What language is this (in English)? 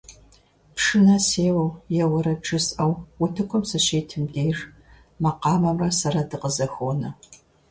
Kabardian